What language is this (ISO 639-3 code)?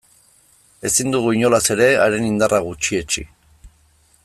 eus